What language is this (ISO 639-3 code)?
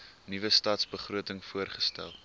afr